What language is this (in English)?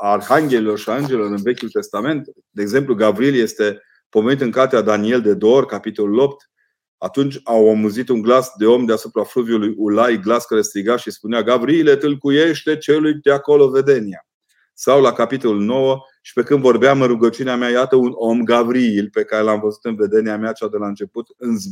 Romanian